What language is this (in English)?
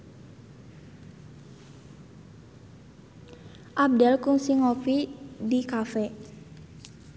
Sundanese